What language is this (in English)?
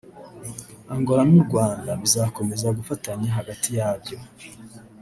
Kinyarwanda